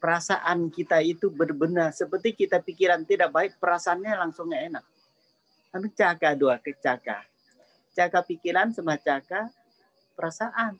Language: Indonesian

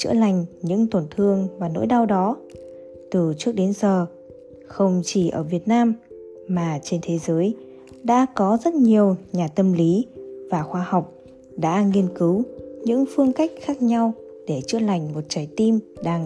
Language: Vietnamese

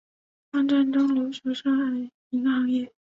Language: Chinese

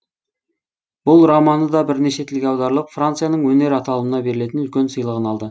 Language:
Kazakh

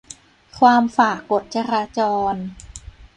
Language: Thai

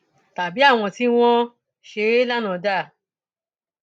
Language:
Yoruba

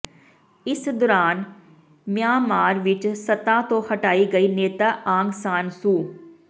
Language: Punjabi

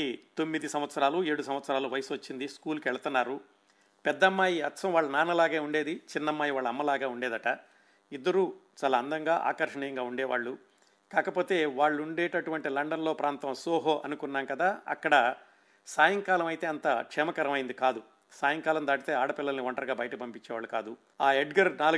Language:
Telugu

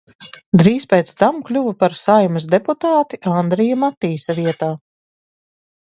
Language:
Latvian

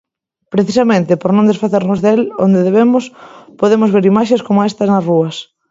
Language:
Galician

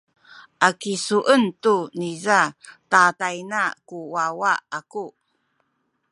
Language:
Sakizaya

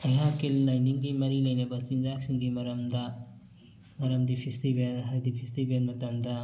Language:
Manipuri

